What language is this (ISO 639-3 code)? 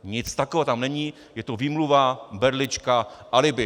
ces